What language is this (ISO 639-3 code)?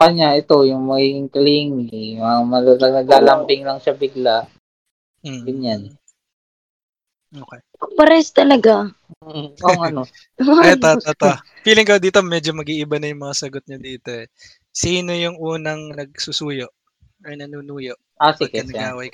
fil